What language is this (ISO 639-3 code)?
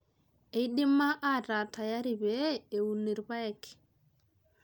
mas